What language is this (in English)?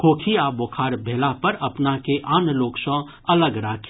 Maithili